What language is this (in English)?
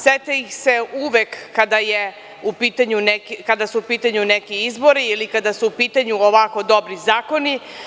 Serbian